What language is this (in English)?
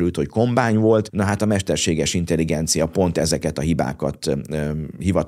Hungarian